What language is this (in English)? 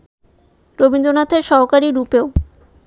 Bangla